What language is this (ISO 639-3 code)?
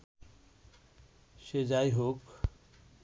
ben